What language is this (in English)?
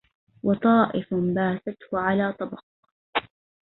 Arabic